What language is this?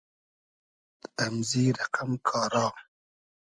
Hazaragi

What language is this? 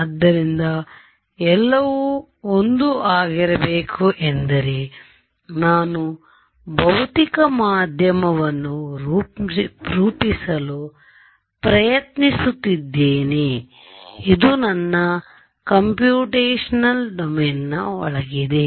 Kannada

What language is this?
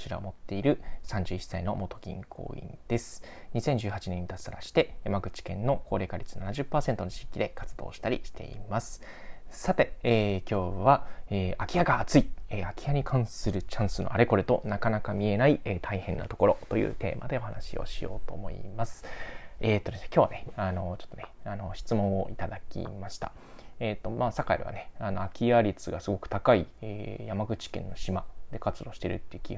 Japanese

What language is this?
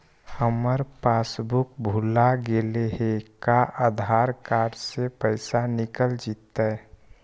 Magahi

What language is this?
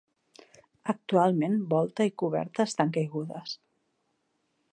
Catalan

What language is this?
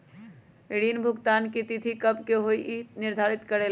Magahi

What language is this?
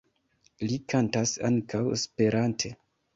Esperanto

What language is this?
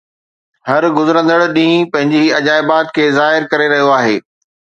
Sindhi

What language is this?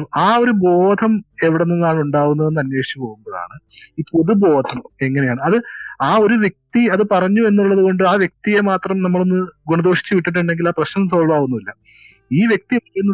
Malayalam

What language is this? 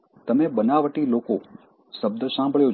Gujarati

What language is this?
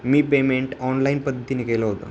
Marathi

